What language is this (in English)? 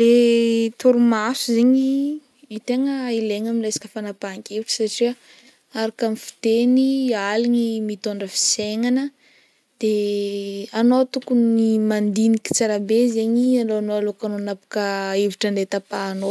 Northern Betsimisaraka Malagasy